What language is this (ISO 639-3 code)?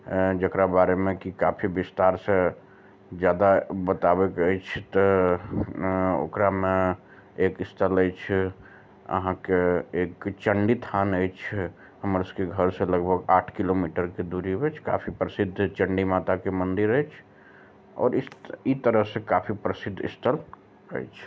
mai